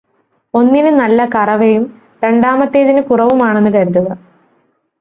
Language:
Malayalam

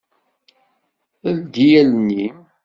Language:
Kabyle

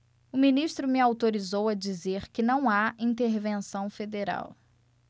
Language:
Portuguese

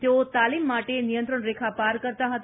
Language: Gujarati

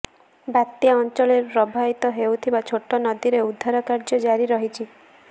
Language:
Odia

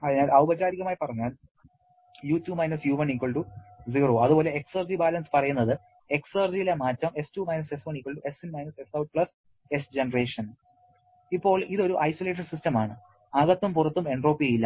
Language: Malayalam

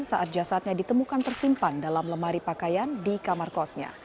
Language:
Indonesian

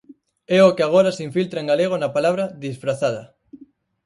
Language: Galician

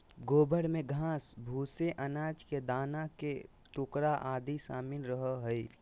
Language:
Magahi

